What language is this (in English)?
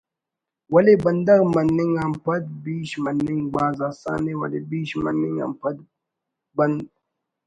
Brahui